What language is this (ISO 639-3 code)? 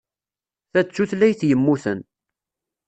kab